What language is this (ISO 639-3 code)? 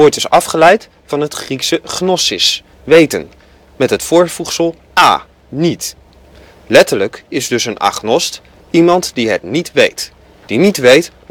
nld